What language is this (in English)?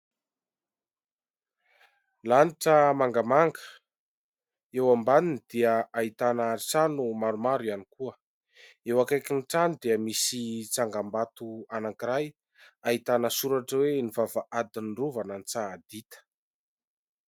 Malagasy